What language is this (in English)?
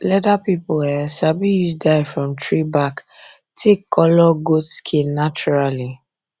Nigerian Pidgin